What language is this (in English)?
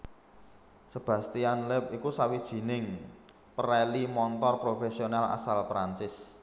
Javanese